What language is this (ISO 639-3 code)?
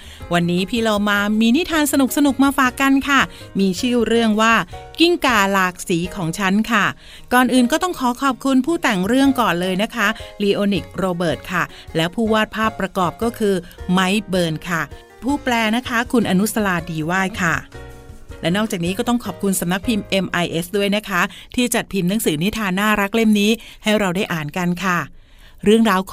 tha